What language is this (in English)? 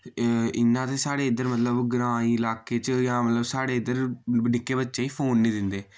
Dogri